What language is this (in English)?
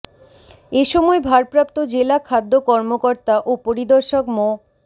Bangla